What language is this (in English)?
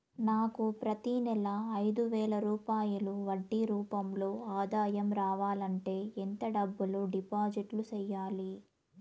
Telugu